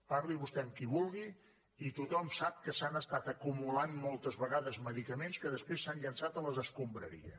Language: Catalan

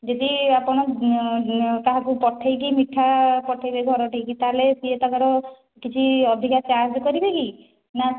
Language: Odia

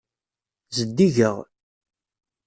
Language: Kabyle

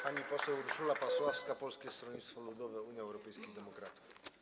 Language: Polish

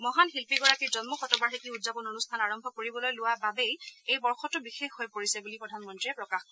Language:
Assamese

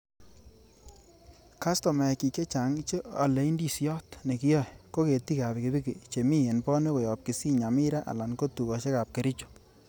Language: Kalenjin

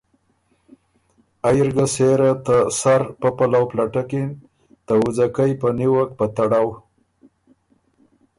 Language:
Ormuri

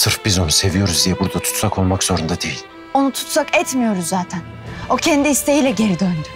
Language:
Turkish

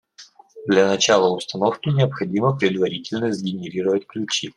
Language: Russian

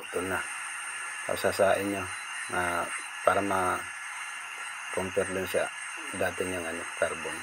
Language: Filipino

